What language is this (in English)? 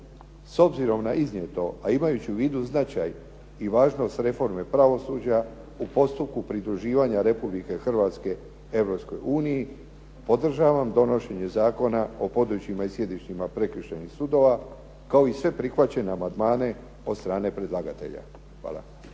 Croatian